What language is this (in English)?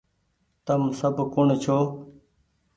Goaria